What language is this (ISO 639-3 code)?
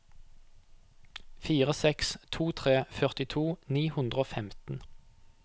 nor